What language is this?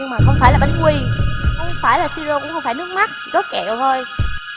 Vietnamese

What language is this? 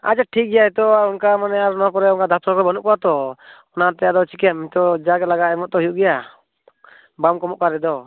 Santali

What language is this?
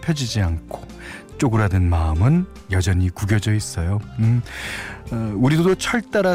Korean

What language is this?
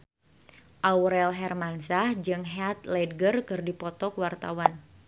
Sundanese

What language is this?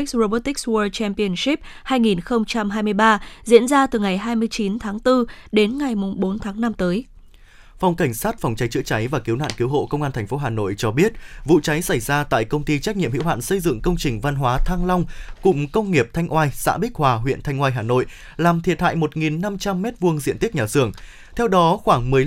Vietnamese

